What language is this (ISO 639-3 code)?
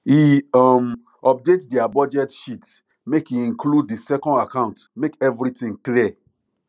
pcm